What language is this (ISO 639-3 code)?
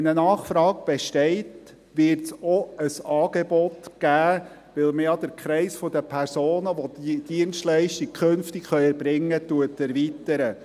gsw